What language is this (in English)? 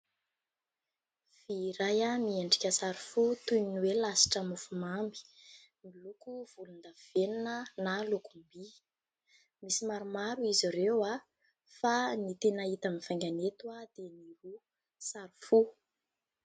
Malagasy